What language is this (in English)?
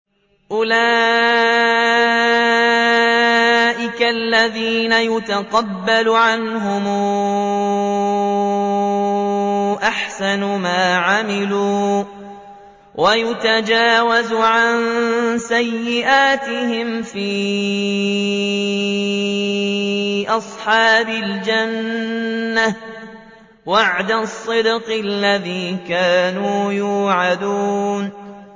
Arabic